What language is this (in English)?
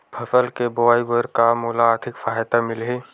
Chhattisgarhi